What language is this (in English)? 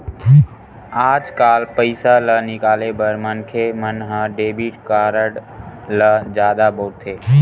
Chhattisgarhi